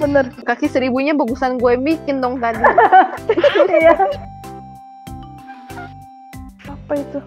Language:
Indonesian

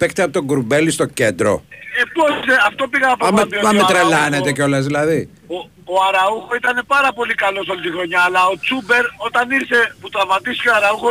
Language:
Greek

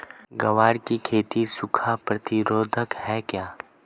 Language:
Hindi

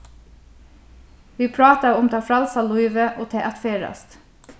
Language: Faroese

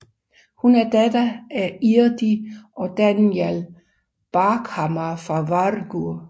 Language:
Danish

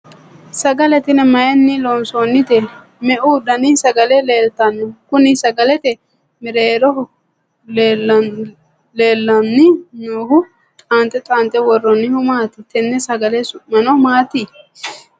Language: Sidamo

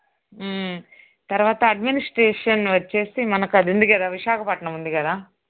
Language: Telugu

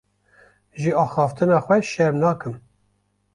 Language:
Kurdish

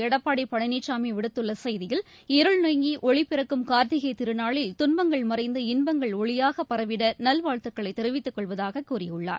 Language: Tamil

